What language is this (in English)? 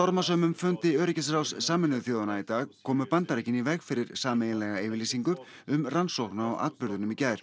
Icelandic